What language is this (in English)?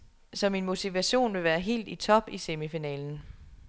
Danish